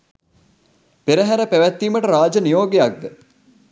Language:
Sinhala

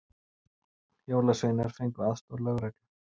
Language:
Icelandic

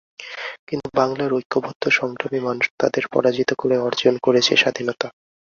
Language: Bangla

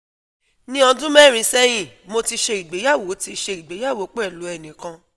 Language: Yoruba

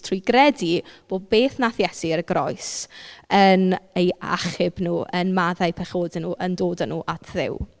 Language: Welsh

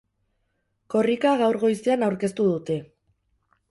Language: Basque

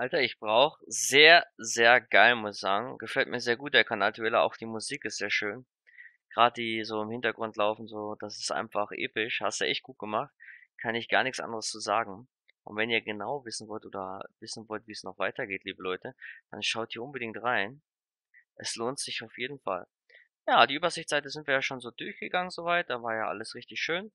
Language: German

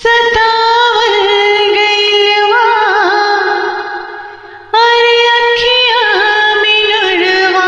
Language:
Hindi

